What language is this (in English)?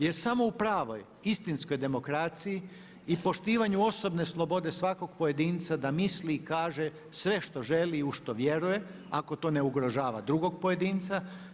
Croatian